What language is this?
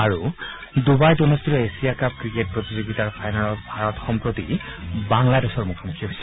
Assamese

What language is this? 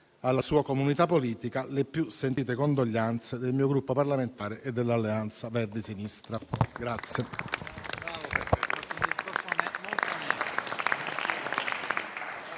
Italian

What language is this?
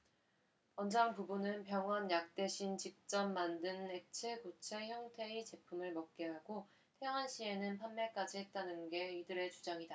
Korean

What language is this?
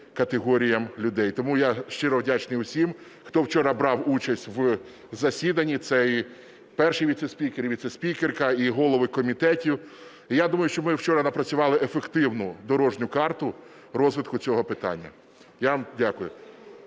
Ukrainian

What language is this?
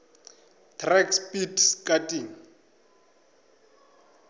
Northern Sotho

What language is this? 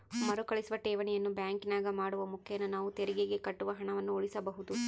Kannada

